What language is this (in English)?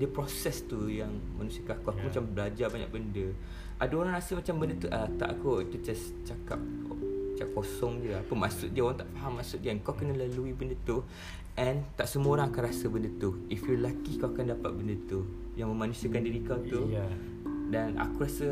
Malay